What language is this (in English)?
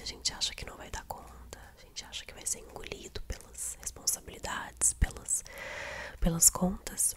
Portuguese